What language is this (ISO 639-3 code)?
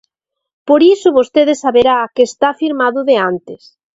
glg